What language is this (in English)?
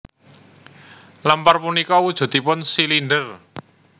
Javanese